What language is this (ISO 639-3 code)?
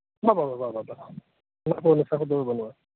sat